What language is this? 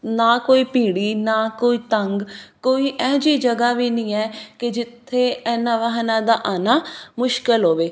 Punjabi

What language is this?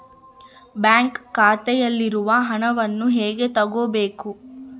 Kannada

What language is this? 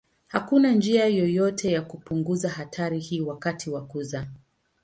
Swahili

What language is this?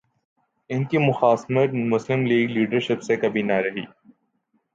Urdu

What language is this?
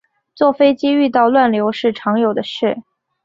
Chinese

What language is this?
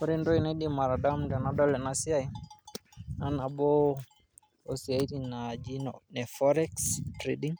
Masai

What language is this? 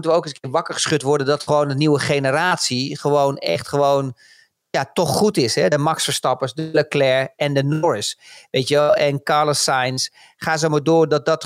Dutch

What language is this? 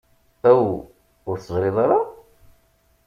Kabyle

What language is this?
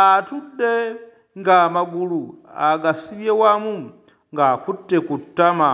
Ganda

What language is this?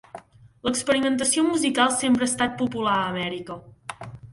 Catalan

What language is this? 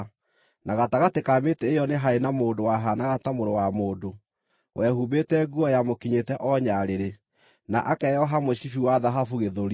Kikuyu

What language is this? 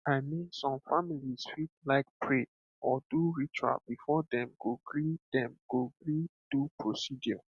Nigerian Pidgin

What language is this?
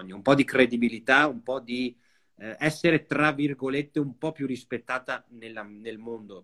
Italian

